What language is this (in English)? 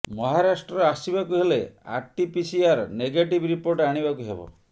Odia